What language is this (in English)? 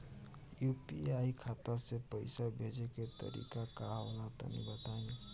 Bhojpuri